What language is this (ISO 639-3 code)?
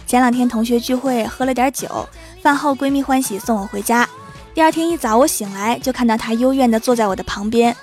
zho